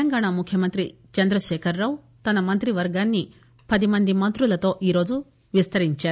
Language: Telugu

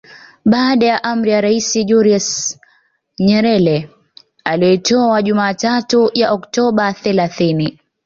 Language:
Swahili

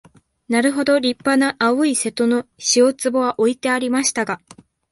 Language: Japanese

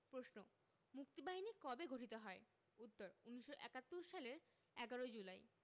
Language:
Bangla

